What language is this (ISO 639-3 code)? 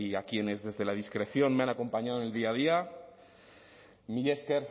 spa